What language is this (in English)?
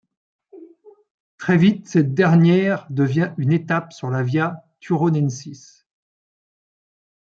French